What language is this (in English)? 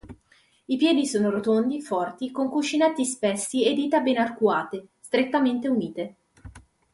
Italian